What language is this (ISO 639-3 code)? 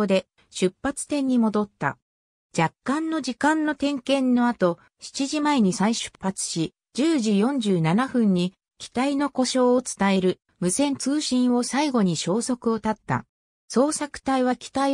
jpn